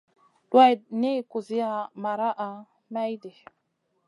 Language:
Masana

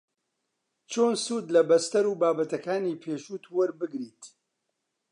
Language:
Central Kurdish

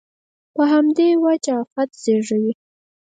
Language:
Pashto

